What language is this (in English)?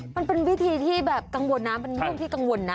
Thai